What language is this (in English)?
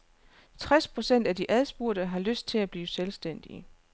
Danish